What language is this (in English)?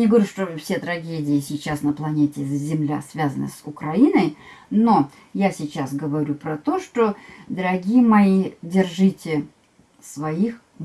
Russian